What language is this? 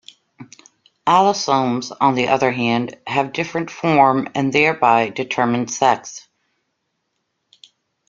English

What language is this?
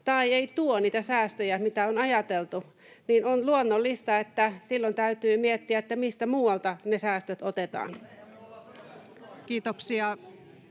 Finnish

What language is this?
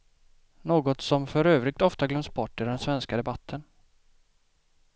Swedish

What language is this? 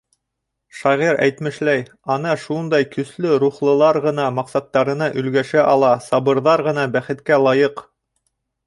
Bashkir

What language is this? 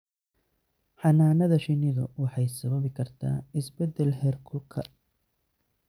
Somali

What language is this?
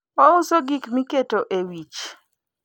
Luo (Kenya and Tanzania)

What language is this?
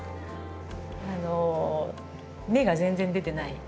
Japanese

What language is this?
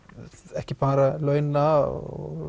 Icelandic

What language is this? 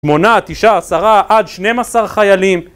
Hebrew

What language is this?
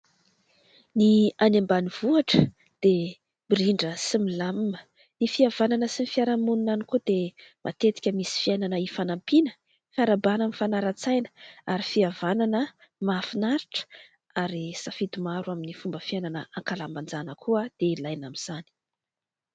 Malagasy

